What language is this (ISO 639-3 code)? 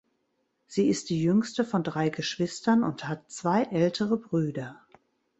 deu